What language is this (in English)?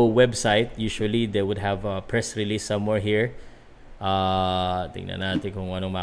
Filipino